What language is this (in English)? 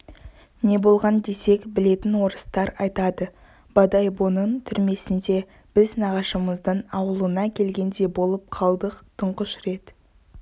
Kazakh